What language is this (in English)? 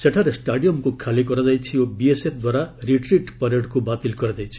Odia